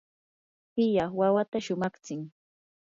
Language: Yanahuanca Pasco Quechua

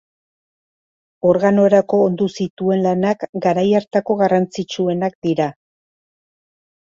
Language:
Basque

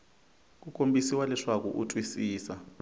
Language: Tsonga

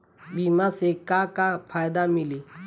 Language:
Bhojpuri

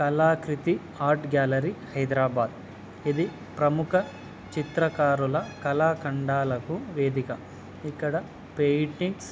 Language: Telugu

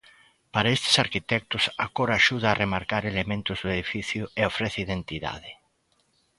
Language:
Galician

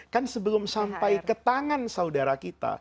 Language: Indonesian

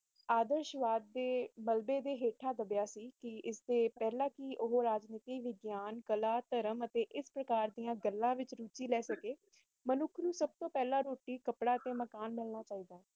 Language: Punjabi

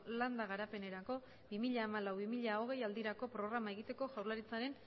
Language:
Basque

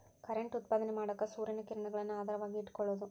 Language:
Kannada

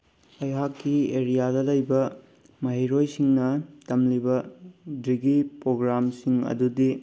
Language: Manipuri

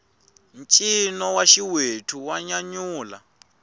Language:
Tsonga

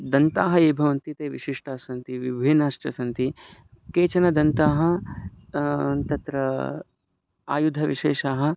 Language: Sanskrit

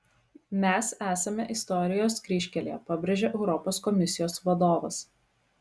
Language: Lithuanian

